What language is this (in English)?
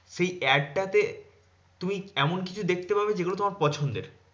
Bangla